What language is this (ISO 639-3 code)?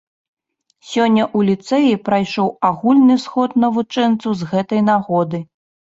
bel